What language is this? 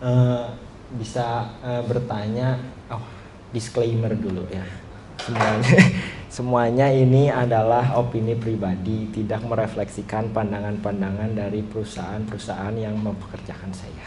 Indonesian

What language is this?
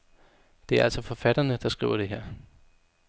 Danish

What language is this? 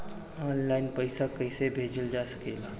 Bhojpuri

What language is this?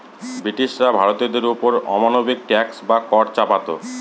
Bangla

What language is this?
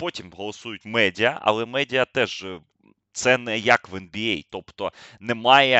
Ukrainian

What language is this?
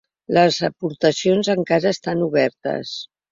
Catalan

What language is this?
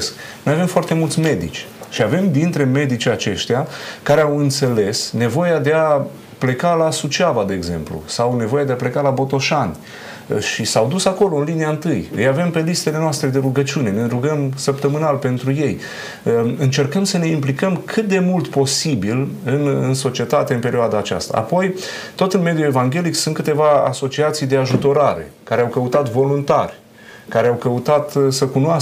Romanian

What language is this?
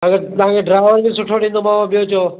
Sindhi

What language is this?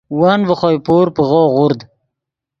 Yidgha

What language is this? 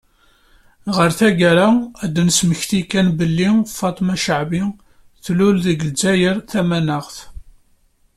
Kabyle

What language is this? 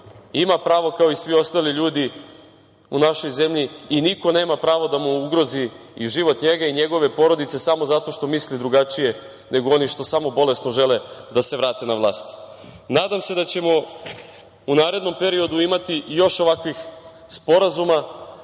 Serbian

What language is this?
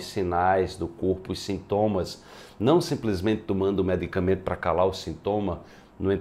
Portuguese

